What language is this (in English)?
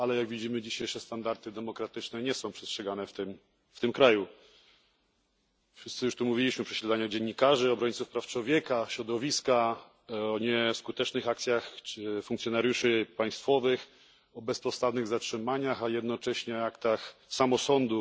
Polish